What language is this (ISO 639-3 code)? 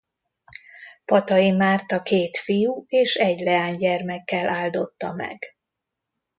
hun